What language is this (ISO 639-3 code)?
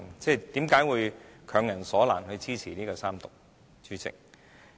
yue